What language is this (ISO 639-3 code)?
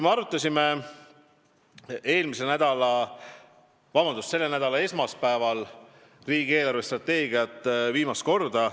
est